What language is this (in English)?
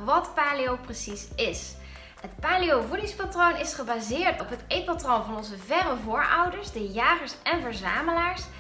Dutch